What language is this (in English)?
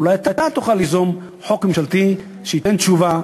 Hebrew